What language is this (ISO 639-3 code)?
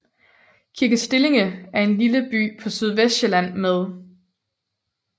dan